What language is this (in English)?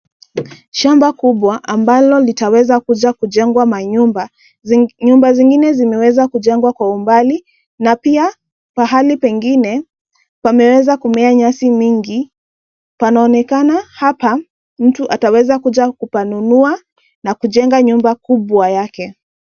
Swahili